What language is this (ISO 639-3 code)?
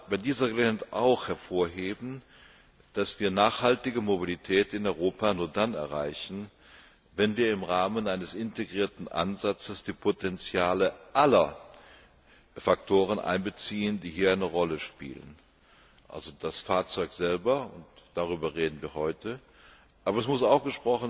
deu